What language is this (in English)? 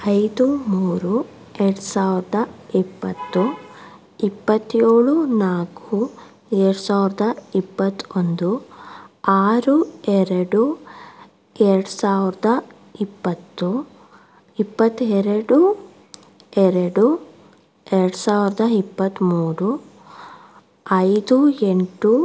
Kannada